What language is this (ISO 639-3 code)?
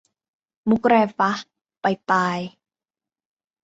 tha